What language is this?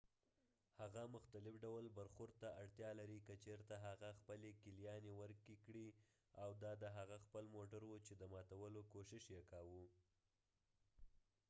Pashto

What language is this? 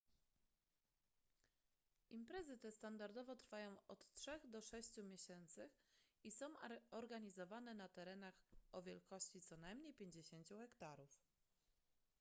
Polish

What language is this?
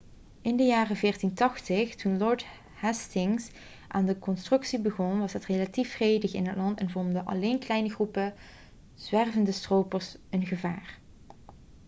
Dutch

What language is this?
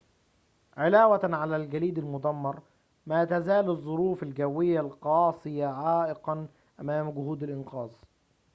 Arabic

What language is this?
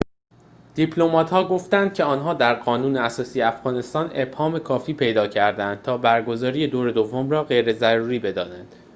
Persian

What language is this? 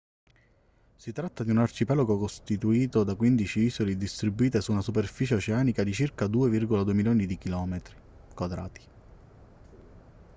Italian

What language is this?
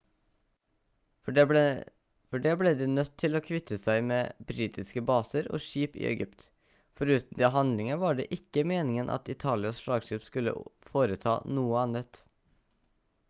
Norwegian Bokmål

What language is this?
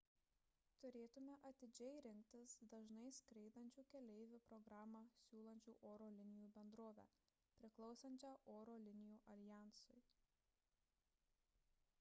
Lithuanian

